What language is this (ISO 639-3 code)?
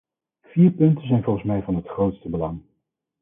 nld